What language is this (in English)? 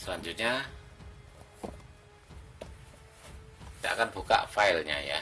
Indonesian